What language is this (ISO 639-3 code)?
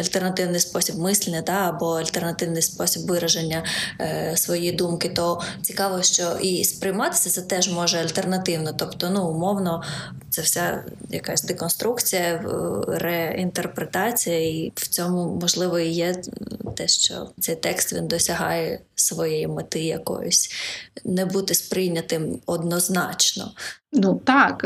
ukr